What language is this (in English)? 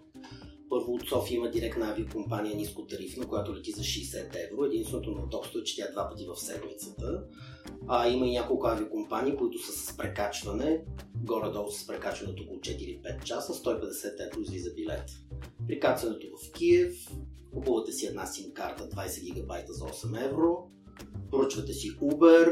Bulgarian